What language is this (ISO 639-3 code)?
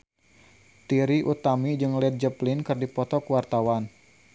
sun